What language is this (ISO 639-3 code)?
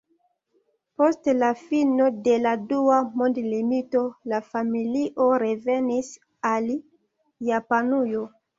epo